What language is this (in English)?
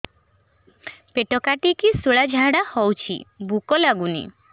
Odia